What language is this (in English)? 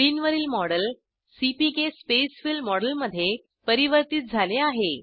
Marathi